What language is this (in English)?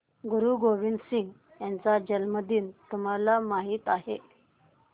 Marathi